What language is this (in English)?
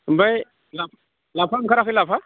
Bodo